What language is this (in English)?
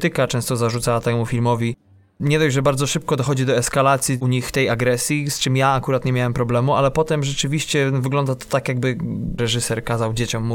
Polish